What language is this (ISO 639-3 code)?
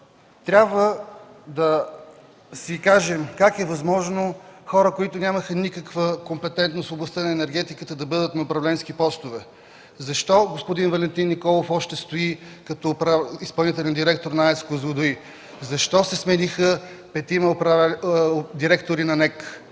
bul